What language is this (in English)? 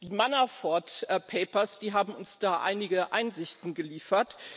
German